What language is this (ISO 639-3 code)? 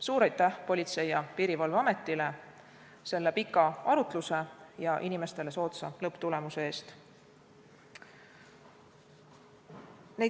est